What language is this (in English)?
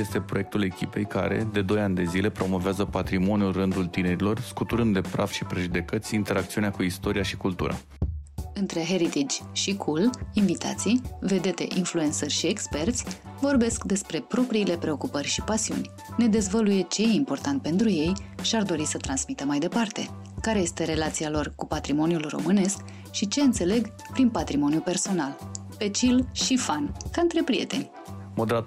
Romanian